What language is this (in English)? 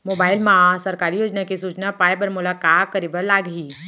Chhattisgarhi